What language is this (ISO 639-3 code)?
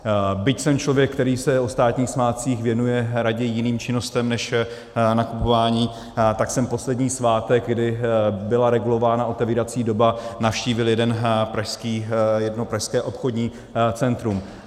ces